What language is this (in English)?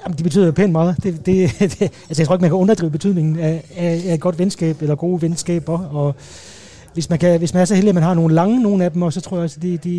Danish